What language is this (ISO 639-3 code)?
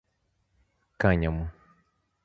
por